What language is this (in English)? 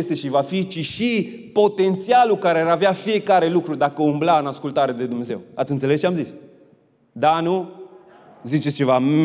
Romanian